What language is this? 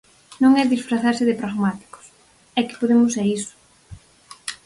Galician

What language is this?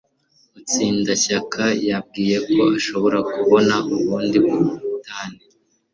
Kinyarwanda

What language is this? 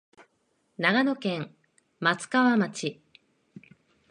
Japanese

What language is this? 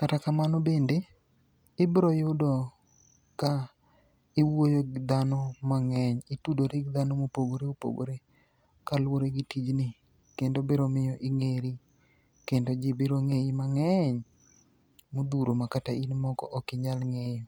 Luo (Kenya and Tanzania)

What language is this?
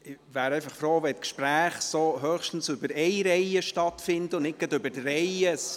Swiss German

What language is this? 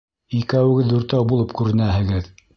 Bashkir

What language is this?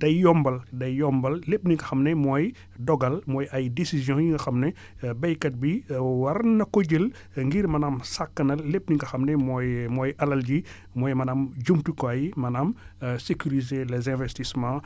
Wolof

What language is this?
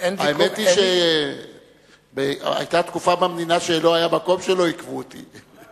Hebrew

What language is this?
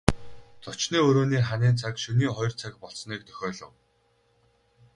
Mongolian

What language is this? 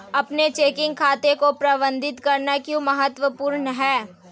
Hindi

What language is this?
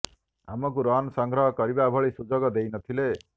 Odia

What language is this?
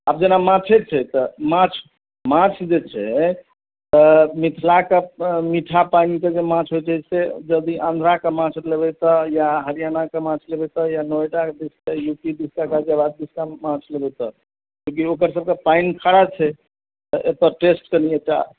Maithili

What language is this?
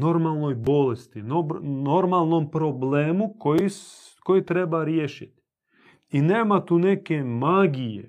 Croatian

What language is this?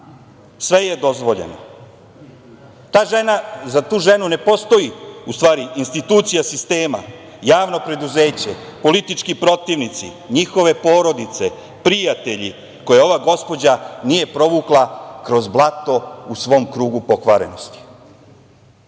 Serbian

